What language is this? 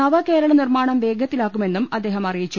Malayalam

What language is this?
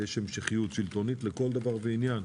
Hebrew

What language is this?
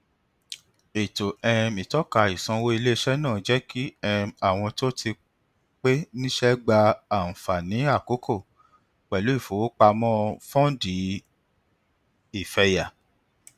Yoruba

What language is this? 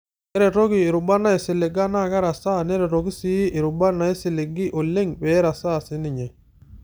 Masai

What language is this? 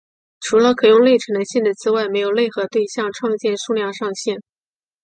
Chinese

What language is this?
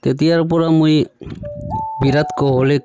Assamese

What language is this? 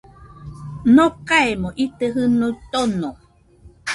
Nüpode Huitoto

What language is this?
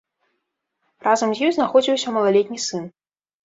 Belarusian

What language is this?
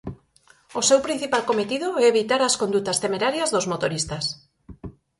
Galician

